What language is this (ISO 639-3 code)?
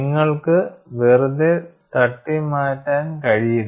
mal